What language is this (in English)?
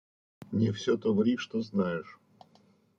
Russian